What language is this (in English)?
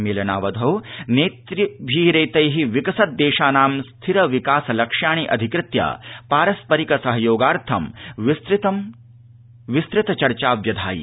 Sanskrit